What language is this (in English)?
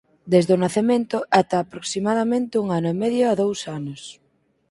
Galician